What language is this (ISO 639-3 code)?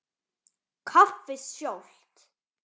isl